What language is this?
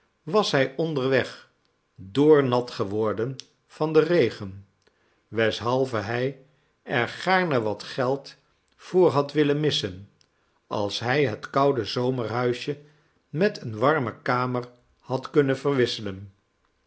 Dutch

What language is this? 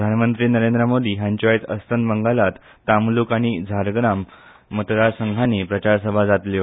Konkani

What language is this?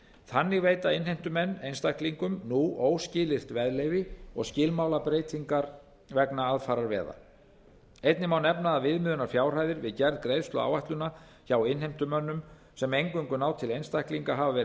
Icelandic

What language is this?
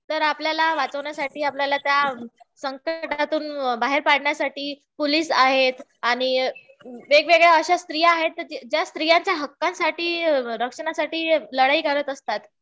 Marathi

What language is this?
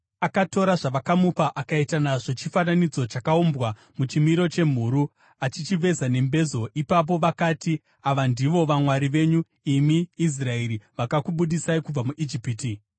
Shona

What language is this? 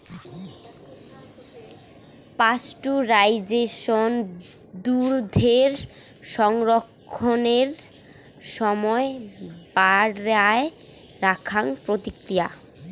Bangla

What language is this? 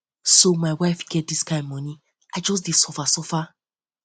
Nigerian Pidgin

